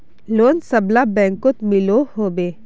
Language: Magahi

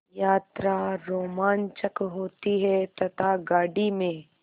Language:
Hindi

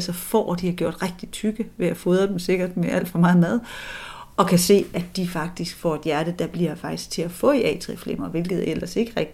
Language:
Danish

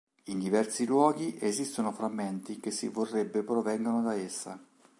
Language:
Italian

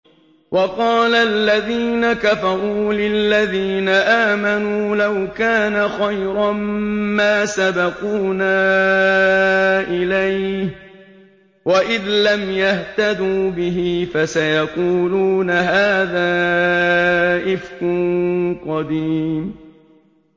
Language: Arabic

